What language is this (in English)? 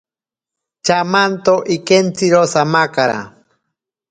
Ashéninka Perené